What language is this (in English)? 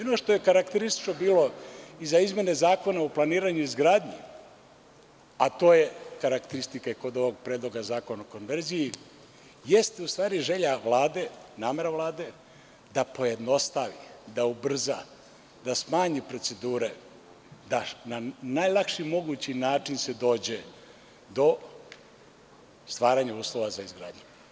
Serbian